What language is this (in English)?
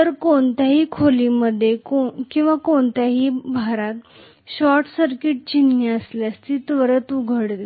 Marathi